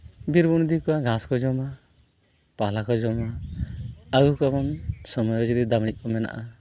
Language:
Santali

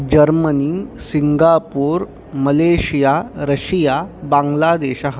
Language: Sanskrit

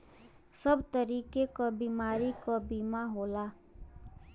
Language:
Bhojpuri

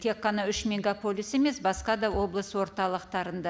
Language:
Kazakh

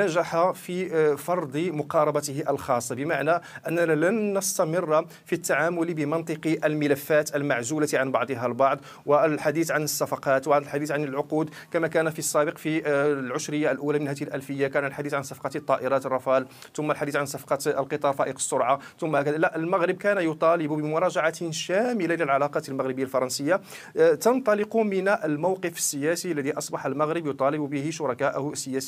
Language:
Arabic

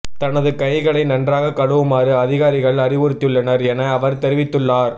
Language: Tamil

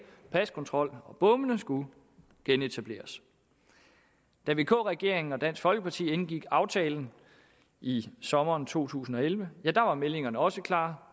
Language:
Danish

